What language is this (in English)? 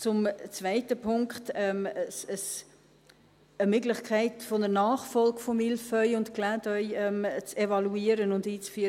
Swiss German